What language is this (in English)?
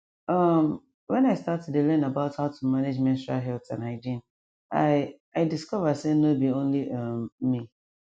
Nigerian Pidgin